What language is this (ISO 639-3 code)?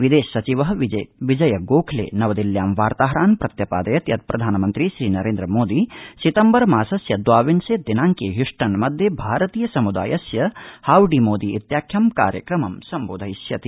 san